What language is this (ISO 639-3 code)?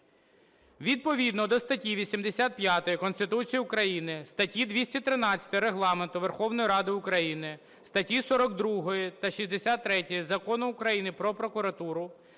ukr